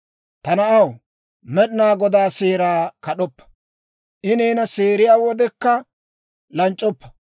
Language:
Dawro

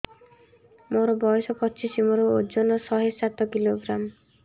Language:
Odia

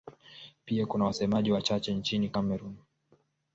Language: Swahili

